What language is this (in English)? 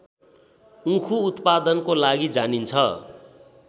Nepali